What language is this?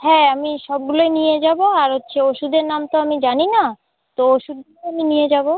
Bangla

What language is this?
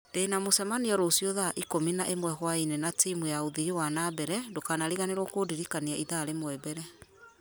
Kikuyu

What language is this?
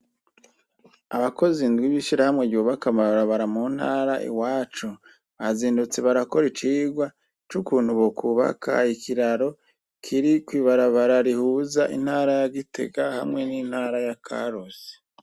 Rundi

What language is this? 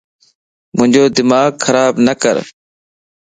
Lasi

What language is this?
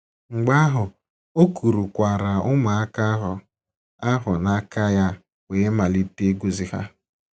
Igbo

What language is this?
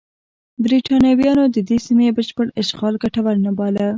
Pashto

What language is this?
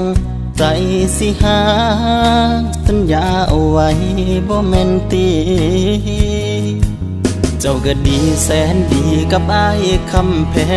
Thai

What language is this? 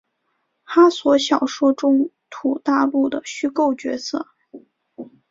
Chinese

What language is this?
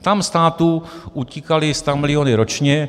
Czech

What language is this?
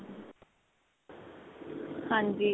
Punjabi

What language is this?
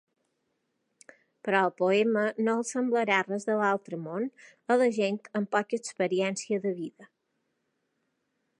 Catalan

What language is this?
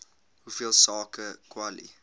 Afrikaans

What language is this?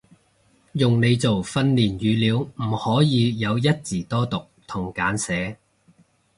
Cantonese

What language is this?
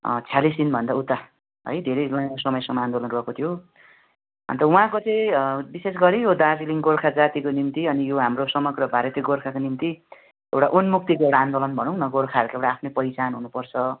Nepali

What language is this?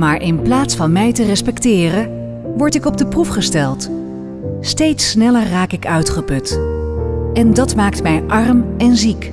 Dutch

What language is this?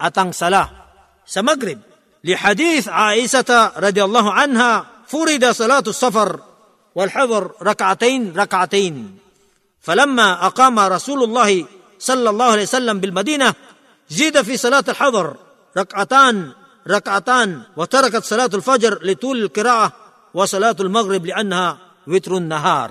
Filipino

